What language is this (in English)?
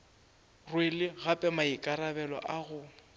Northern Sotho